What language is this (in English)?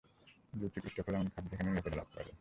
Bangla